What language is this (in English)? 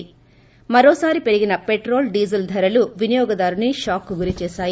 Telugu